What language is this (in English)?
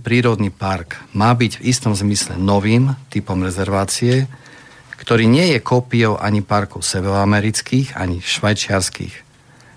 Slovak